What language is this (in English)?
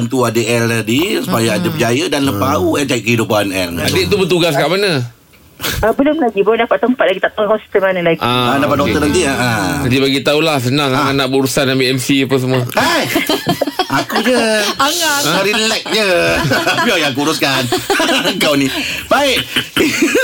Malay